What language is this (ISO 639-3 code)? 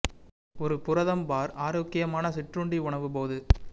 tam